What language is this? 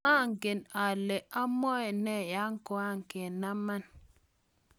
Kalenjin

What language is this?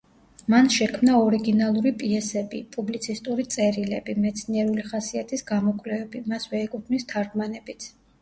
Georgian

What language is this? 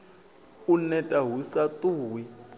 Venda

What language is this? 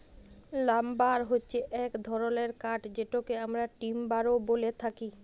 Bangla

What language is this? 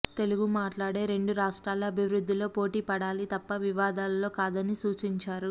Telugu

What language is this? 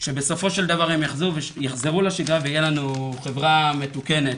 Hebrew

